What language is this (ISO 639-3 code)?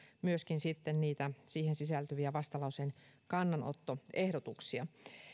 fin